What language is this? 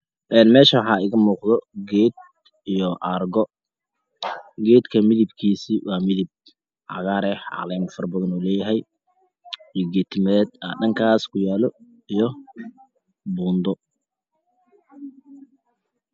Somali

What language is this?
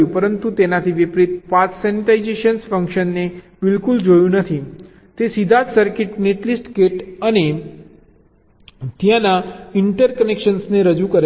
Gujarati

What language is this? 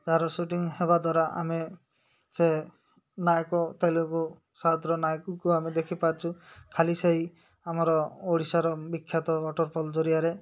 Odia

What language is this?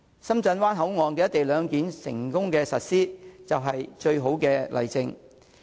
Cantonese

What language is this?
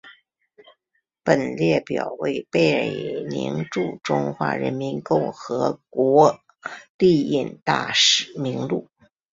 Chinese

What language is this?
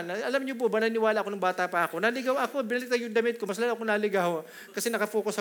Filipino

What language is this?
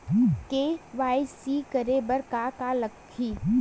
Chhattisgarhi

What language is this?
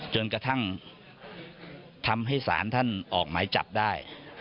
Thai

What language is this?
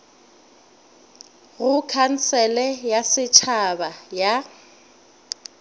Northern Sotho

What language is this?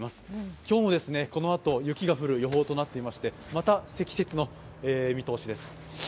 Japanese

